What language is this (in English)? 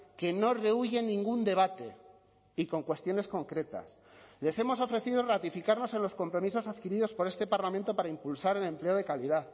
Spanish